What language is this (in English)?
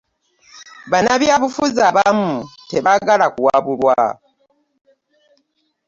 Ganda